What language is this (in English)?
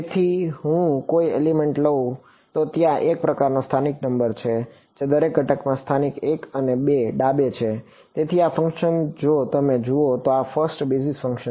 Gujarati